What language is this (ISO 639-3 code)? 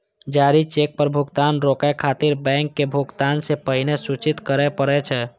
mai